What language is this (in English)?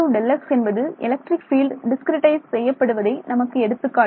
Tamil